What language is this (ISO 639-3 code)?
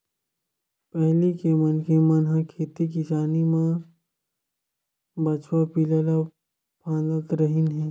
hne